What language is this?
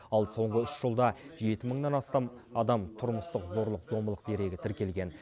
Kazakh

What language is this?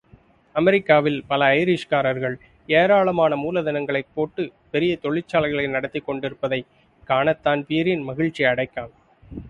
Tamil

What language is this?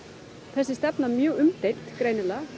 Icelandic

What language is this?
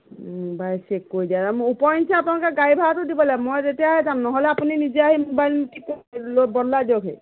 Assamese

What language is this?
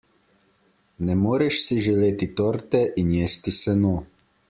Slovenian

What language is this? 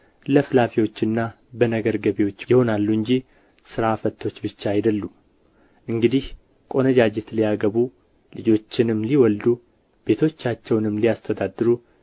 Amharic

